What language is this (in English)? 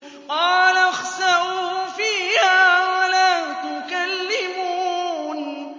Arabic